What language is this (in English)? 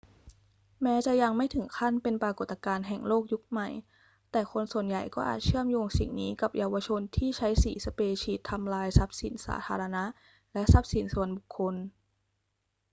Thai